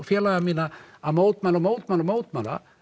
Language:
Icelandic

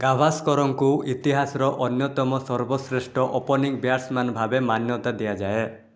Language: Odia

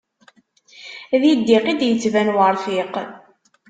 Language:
Kabyle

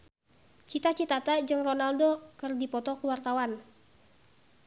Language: Sundanese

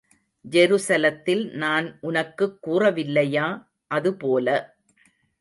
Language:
Tamil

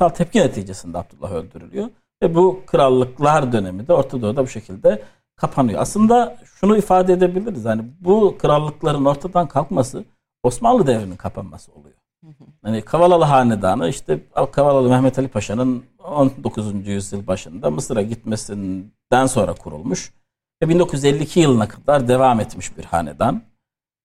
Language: Turkish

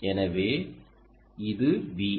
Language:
Tamil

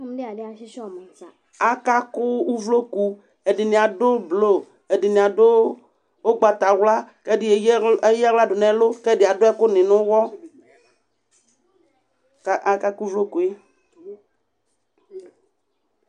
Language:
Ikposo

